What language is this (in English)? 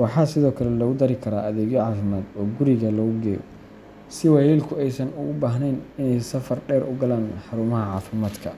Somali